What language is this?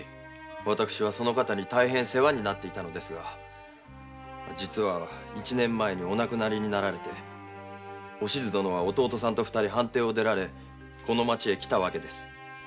Japanese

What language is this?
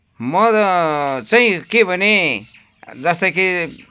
Nepali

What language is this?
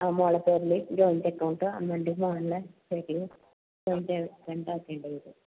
Malayalam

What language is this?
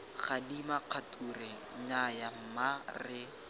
Tswana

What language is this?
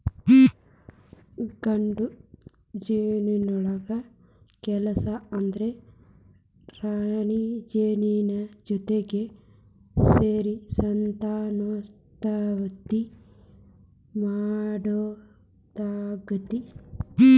Kannada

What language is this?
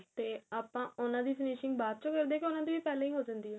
Punjabi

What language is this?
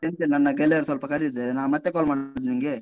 Kannada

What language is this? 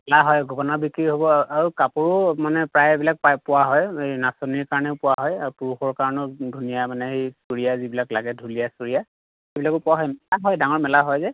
Assamese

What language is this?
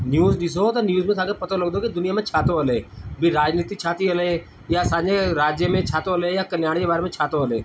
Sindhi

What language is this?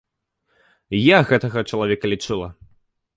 Belarusian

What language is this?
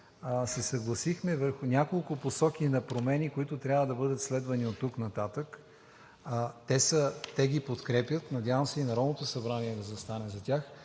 Bulgarian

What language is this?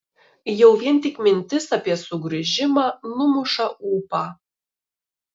Lithuanian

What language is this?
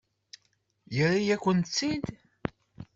Kabyle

